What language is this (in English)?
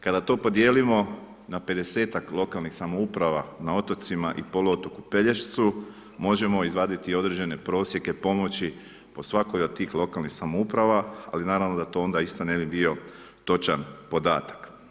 Croatian